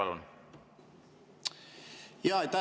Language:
Estonian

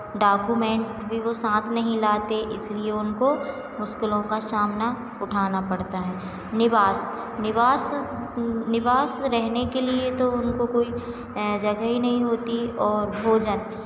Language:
Hindi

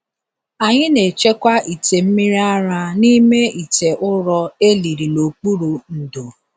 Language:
Igbo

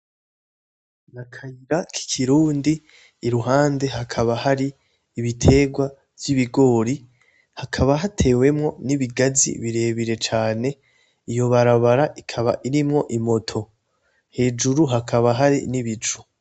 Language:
Rundi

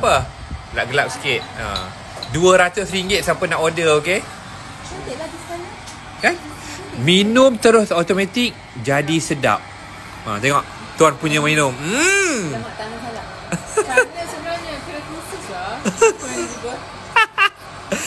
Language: Malay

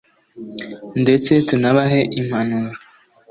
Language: Kinyarwanda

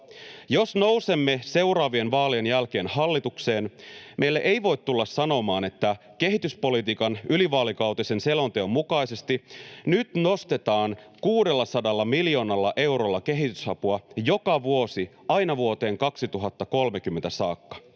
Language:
Finnish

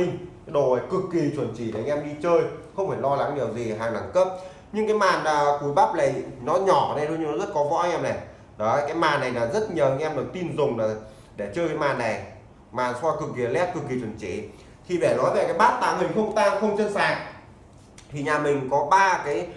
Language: Vietnamese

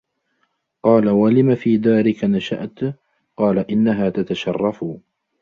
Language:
Arabic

